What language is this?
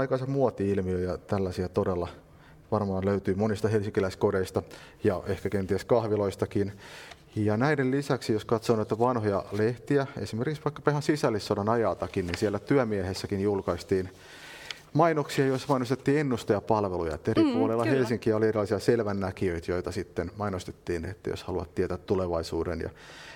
Finnish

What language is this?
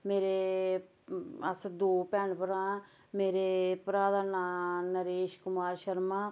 Dogri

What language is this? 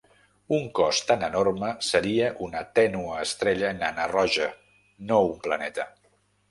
Catalan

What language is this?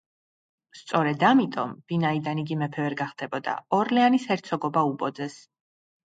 Georgian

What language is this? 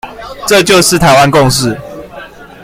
Chinese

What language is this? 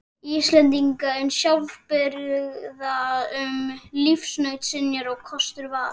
Icelandic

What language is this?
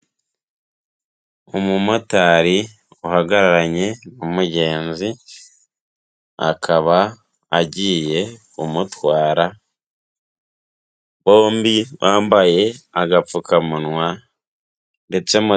Kinyarwanda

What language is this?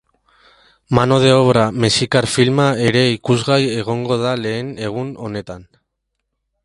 Basque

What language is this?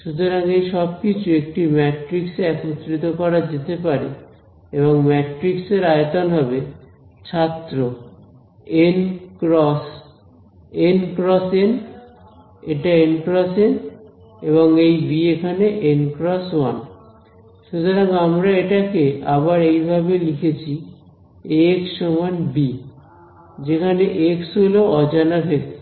Bangla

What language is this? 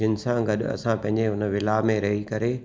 Sindhi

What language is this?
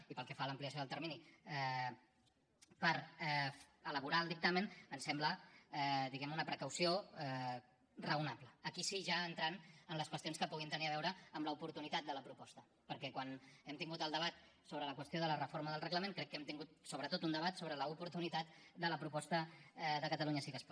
Catalan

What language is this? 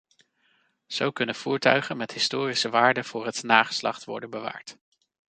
Dutch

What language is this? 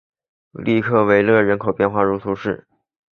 Chinese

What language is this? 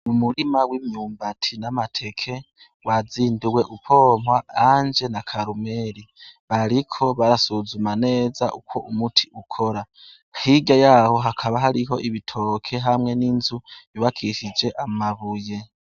Rundi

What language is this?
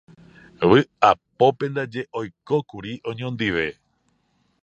Guarani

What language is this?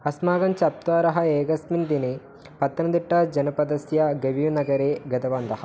Sanskrit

